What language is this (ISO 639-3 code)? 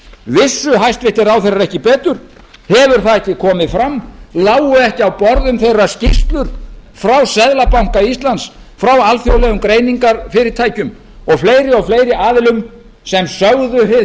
isl